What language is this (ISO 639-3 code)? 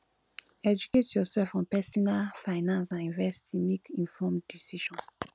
pcm